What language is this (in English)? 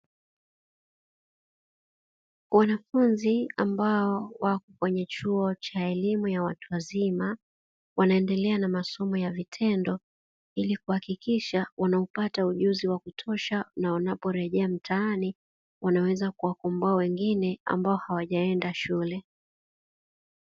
Swahili